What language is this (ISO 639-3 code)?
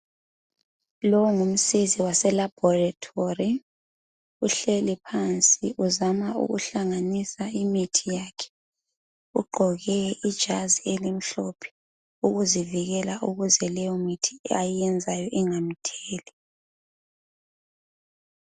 nde